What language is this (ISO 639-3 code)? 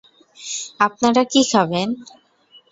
ben